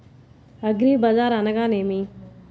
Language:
Telugu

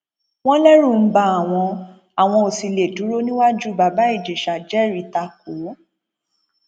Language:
Yoruba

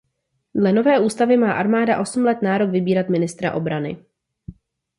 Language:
Czech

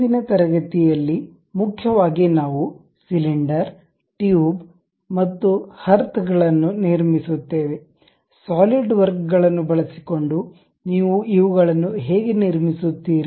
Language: Kannada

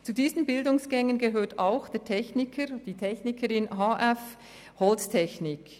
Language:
Swiss German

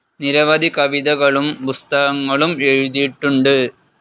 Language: Malayalam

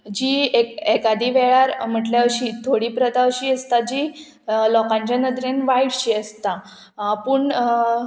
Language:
Konkani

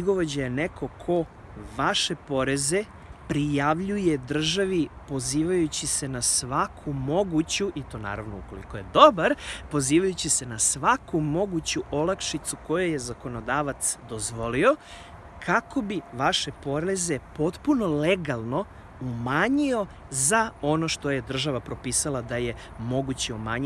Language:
Serbian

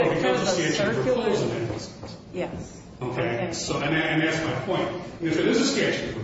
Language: English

